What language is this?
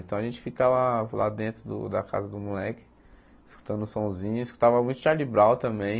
Portuguese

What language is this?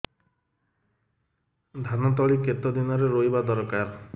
Odia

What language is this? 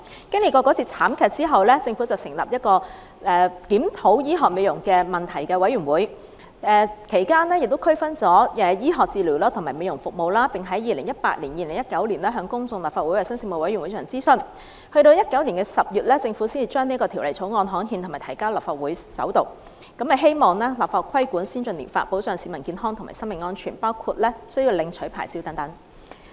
Cantonese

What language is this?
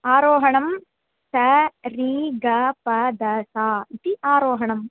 Sanskrit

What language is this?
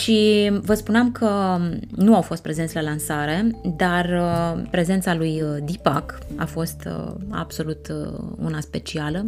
Romanian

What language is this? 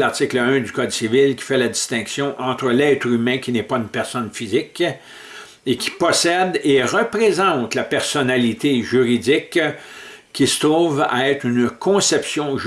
French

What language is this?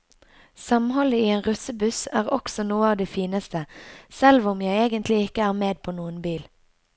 Norwegian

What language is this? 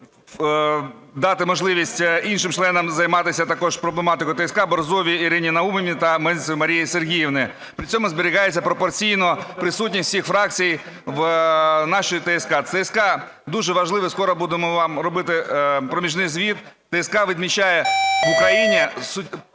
Ukrainian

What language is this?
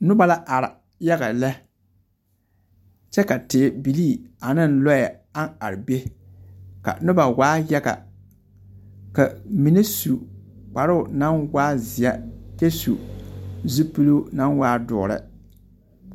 Southern Dagaare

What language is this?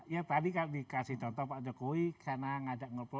Indonesian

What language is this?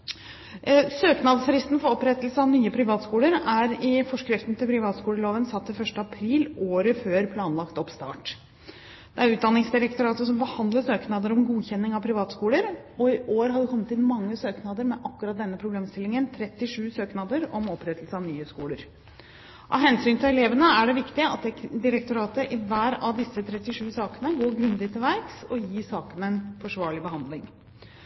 Norwegian Bokmål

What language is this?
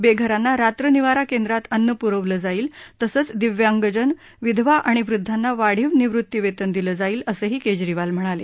Marathi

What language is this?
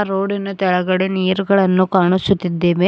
Kannada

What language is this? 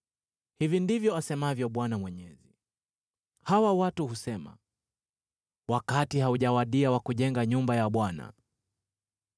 Swahili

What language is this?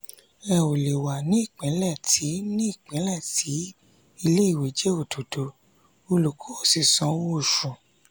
Yoruba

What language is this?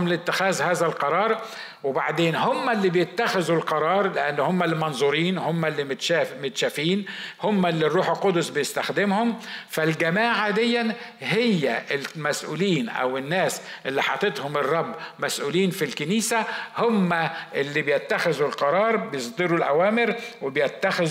Arabic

